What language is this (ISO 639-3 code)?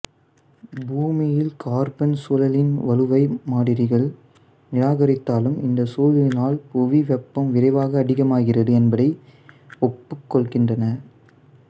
tam